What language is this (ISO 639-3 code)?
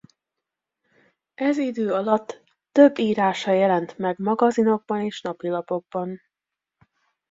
hun